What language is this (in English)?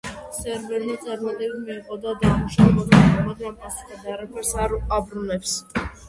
Georgian